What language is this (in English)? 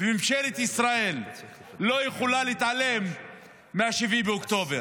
Hebrew